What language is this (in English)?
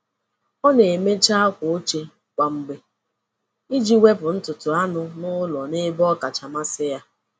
Igbo